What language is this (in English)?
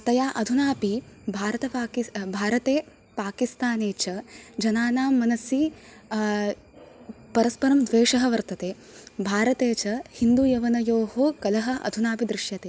Sanskrit